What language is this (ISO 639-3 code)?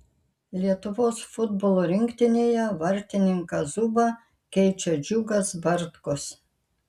lit